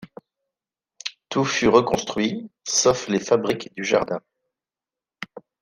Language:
French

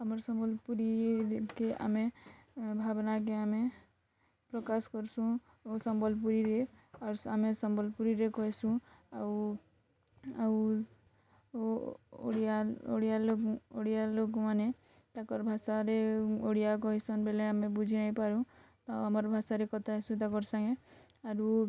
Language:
Odia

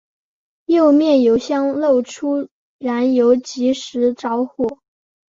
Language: Chinese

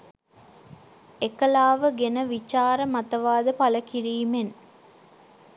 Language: Sinhala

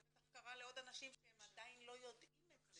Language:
Hebrew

